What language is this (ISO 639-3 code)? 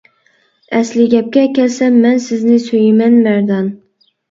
uig